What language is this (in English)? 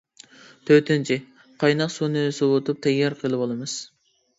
Uyghur